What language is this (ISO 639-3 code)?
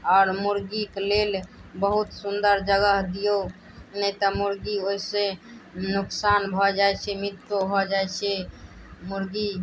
mai